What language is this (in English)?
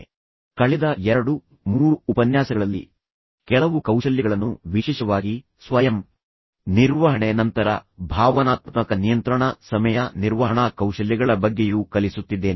Kannada